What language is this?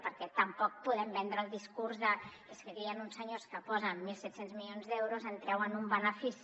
Catalan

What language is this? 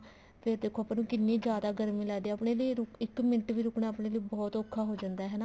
Punjabi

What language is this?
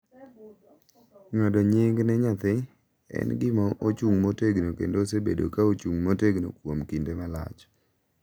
Luo (Kenya and Tanzania)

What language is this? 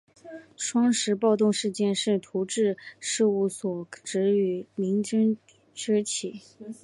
Chinese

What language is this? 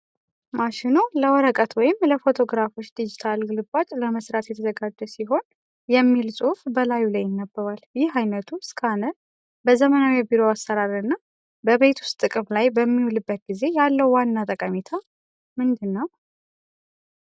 Amharic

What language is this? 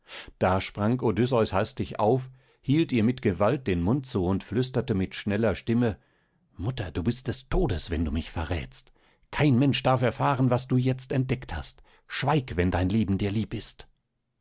German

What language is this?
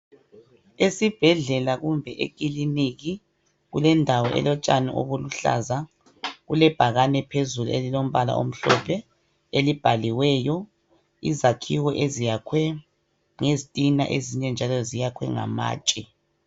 North Ndebele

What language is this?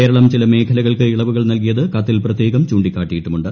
Malayalam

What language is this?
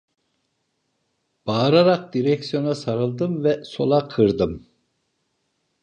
Turkish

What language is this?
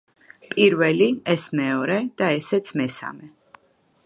Georgian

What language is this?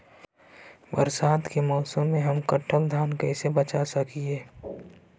Magahi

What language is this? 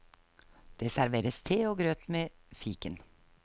Norwegian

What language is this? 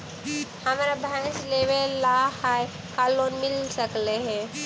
Magahi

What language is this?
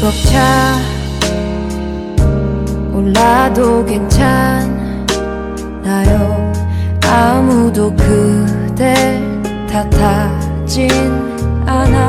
Malay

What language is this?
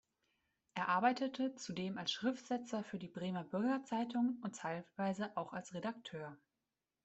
German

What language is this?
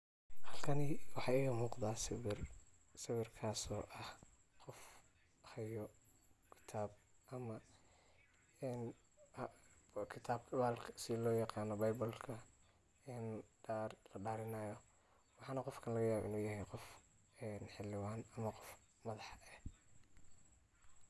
Somali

